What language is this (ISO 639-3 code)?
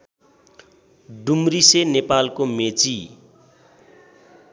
nep